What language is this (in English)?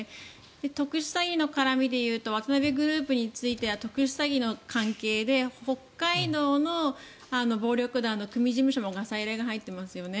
Japanese